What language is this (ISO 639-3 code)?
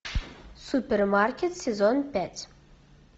rus